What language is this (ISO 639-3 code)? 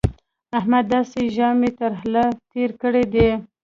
pus